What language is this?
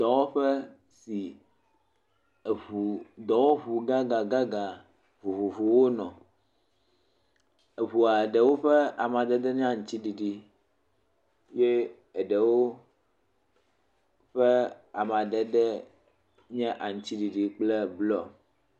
Ewe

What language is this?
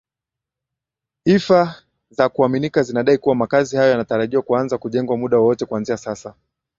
Swahili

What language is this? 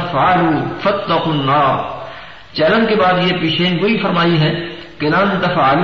Urdu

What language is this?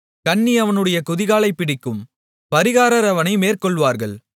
Tamil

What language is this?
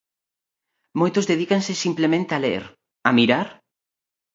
Galician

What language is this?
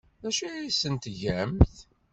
Kabyle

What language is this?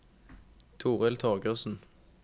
Norwegian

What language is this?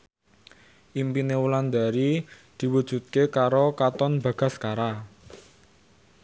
Javanese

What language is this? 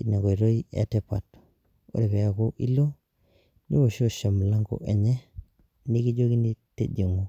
Masai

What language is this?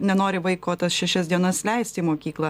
Lithuanian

